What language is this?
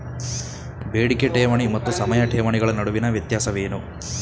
Kannada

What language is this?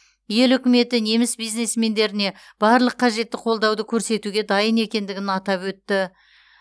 Kazakh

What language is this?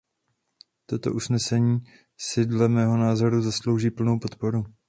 Czech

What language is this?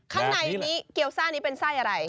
Thai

